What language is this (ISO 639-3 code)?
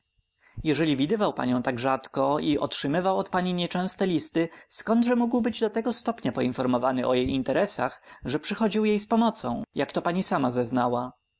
pol